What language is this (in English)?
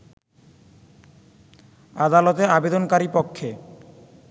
Bangla